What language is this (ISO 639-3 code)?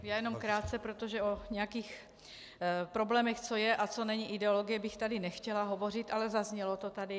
ces